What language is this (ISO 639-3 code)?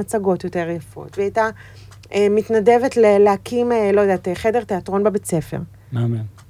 heb